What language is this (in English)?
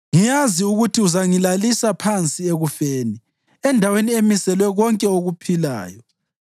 North Ndebele